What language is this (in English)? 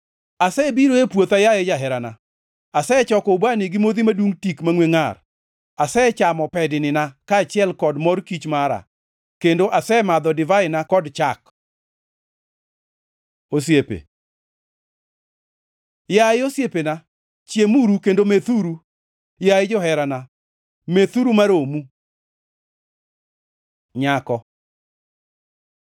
Luo (Kenya and Tanzania)